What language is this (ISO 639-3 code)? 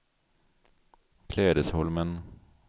swe